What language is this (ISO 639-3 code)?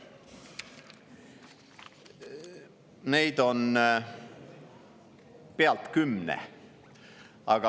est